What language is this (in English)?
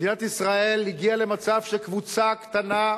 Hebrew